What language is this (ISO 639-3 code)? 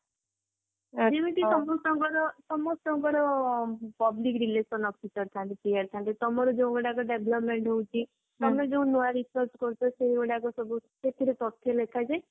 ori